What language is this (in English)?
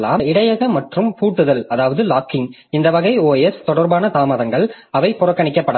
Tamil